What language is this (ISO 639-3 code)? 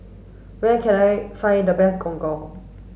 eng